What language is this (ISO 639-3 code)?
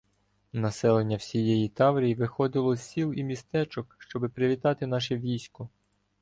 ukr